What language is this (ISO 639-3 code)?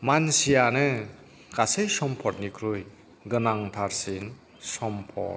brx